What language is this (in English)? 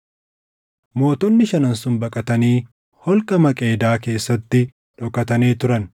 Oromo